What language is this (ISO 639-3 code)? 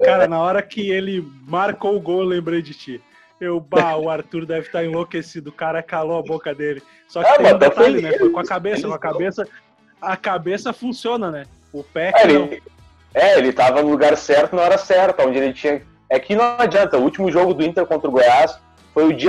por